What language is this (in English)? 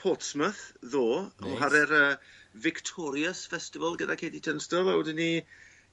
Welsh